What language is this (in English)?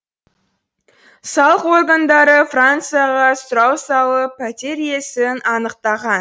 Kazakh